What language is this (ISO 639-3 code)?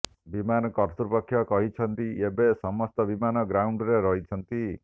ori